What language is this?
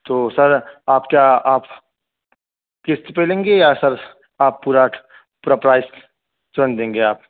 Urdu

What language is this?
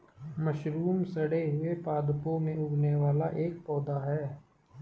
Hindi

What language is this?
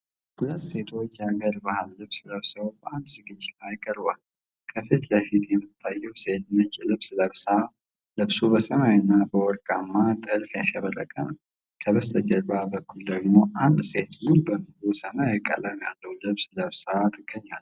Amharic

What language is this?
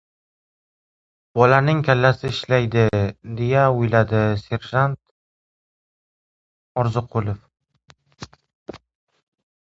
Uzbek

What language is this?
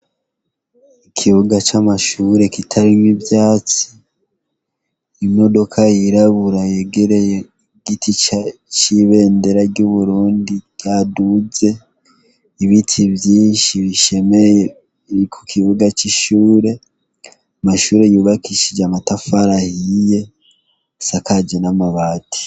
Rundi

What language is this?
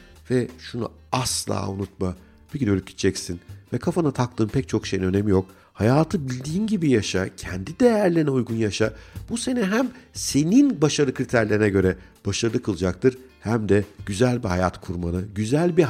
Turkish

